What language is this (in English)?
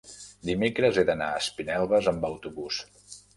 Catalan